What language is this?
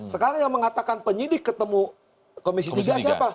Indonesian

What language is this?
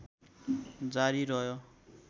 Nepali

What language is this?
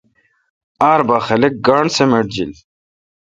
Kalkoti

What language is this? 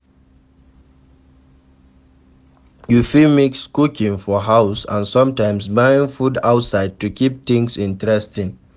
Nigerian Pidgin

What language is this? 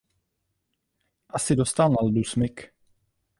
Czech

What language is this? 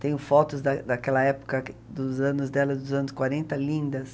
Portuguese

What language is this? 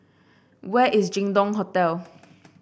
English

